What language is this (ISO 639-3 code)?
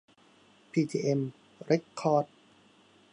tha